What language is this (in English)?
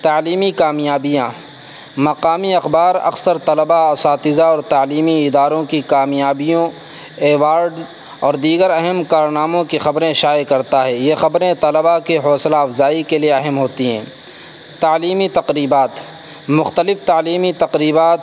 Urdu